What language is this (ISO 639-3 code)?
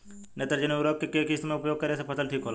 bho